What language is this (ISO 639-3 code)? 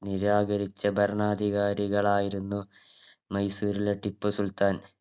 mal